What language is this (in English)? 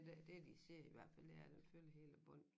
Danish